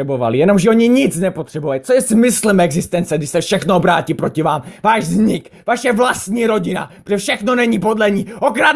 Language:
Czech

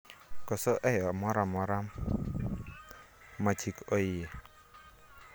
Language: Luo (Kenya and Tanzania)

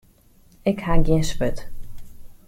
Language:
Western Frisian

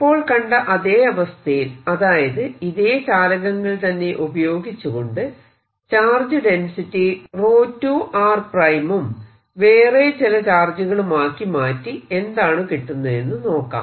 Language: Malayalam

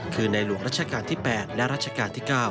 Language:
Thai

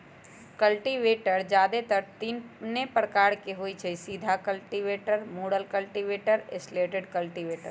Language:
Magahi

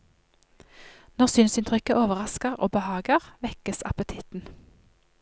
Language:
Norwegian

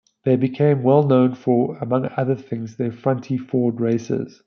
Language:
English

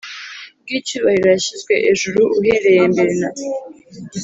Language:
Kinyarwanda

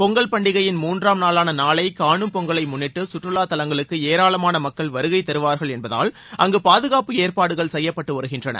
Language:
Tamil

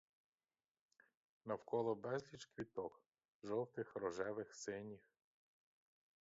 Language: Ukrainian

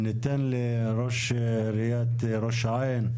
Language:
Hebrew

